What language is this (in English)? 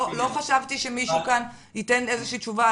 Hebrew